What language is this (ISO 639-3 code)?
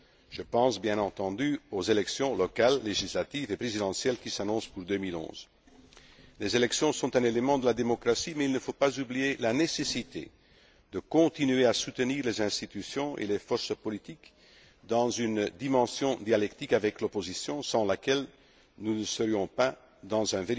fra